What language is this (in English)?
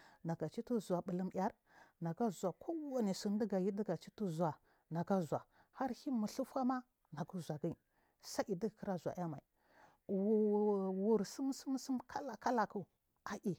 Marghi South